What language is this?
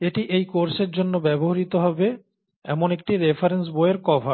Bangla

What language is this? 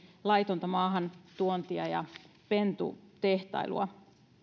Finnish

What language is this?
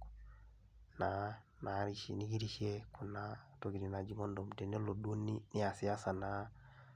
Masai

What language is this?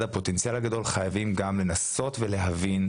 Hebrew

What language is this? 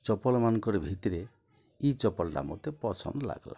Odia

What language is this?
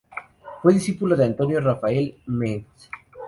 Spanish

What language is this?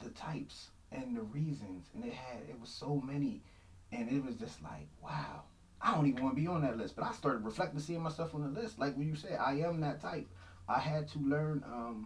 English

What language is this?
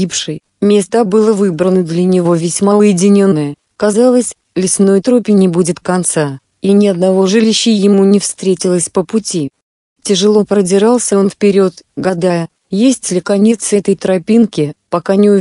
Russian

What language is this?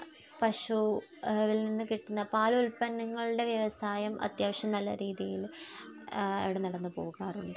Malayalam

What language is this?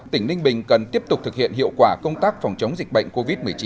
Vietnamese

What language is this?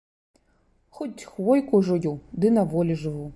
Belarusian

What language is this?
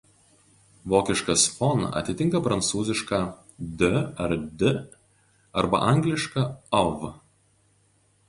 Lithuanian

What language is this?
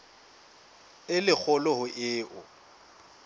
Southern Sotho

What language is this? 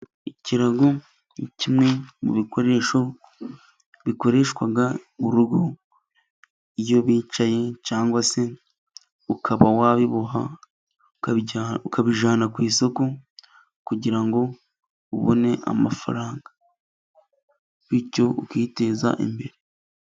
Kinyarwanda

